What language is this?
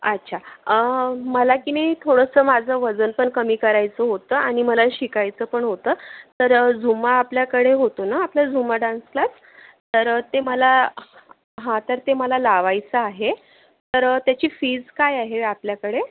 Marathi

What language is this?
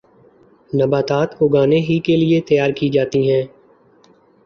Urdu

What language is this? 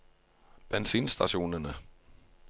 Norwegian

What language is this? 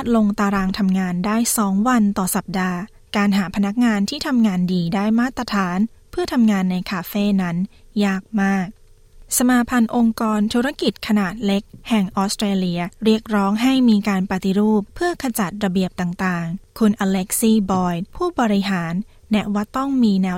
Thai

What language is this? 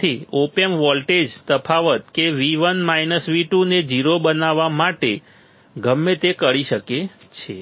Gujarati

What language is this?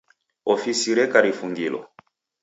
Taita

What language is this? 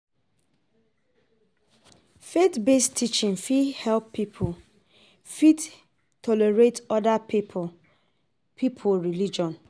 Nigerian Pidgin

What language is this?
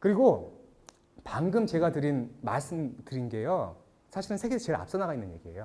Korean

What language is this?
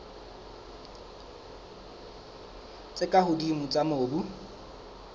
Southern Sotho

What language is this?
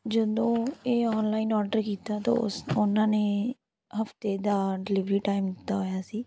Punjabi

